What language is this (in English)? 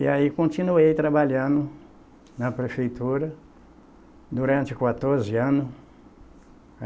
Portuguese